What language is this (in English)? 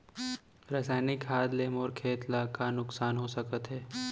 Chhattisgarhi